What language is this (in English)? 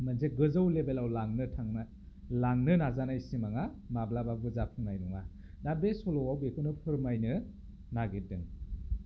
Bodo